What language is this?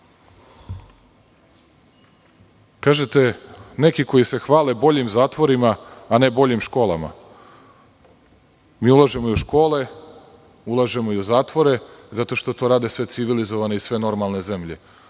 Serbian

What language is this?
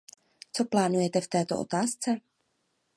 Czech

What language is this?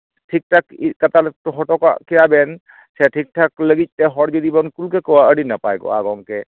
Santali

